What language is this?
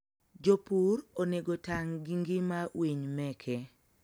Luo (Kenya and Tanzania)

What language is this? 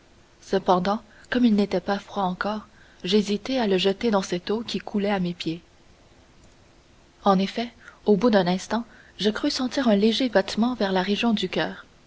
French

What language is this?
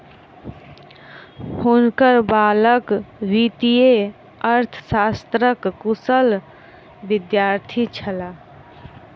Maithili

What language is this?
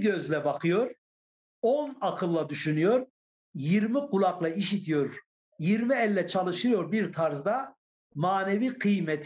Turkish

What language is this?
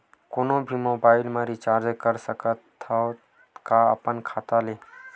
Chhattisgarhi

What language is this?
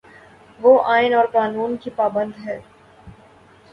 Urdu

